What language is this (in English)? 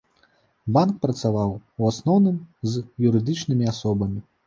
Belarusian